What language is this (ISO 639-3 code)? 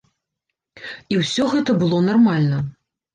bel